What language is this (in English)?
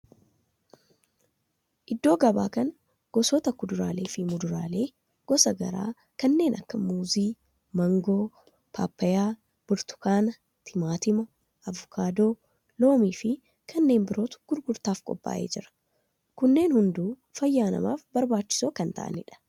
Oromo